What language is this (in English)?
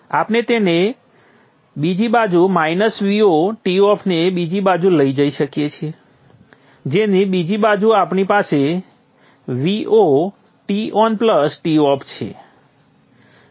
Gujarati